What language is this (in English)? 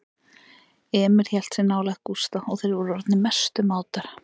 Icelandic